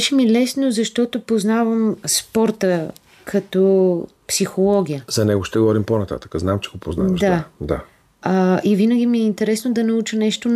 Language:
Bulgarian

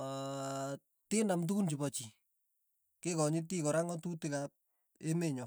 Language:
Tugen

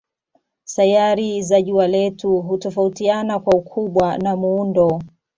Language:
Swahili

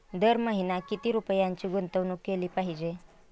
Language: Marathi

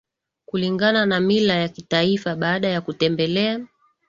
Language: Swahili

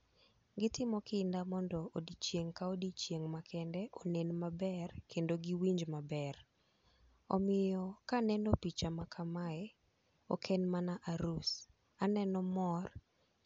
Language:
Luo (Kenya and Tanzania)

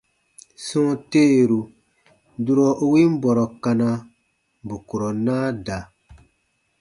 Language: Baatonum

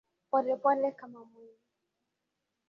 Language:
Swahili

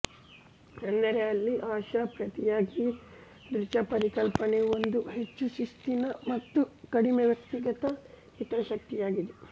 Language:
Kannada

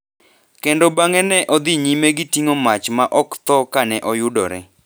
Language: Luo (Kenya and Tanzania)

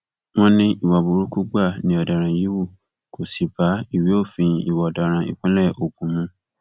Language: Yoruba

